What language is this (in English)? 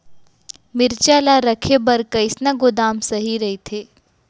Chhattisgarhi